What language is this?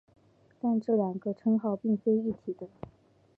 Chinese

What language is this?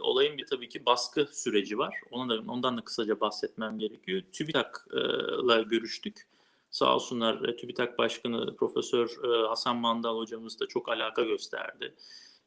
Turkish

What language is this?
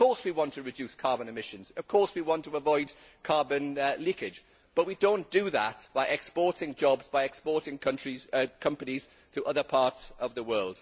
English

